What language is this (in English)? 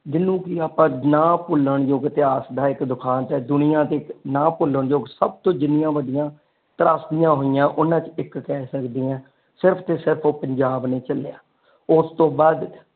Punjabi